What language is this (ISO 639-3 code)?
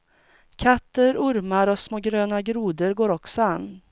swe